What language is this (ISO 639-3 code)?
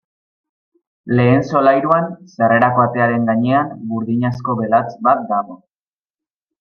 eus